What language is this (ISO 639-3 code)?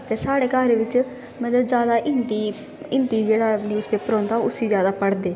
doi